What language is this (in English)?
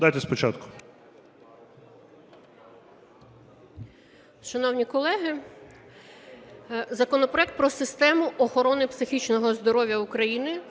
Ukrainian